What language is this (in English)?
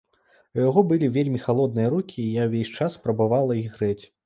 Belarusian